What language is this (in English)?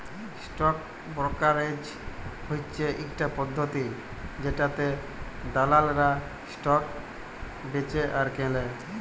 Bangla